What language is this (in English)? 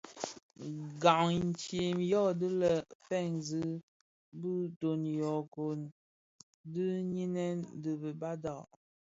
Bafia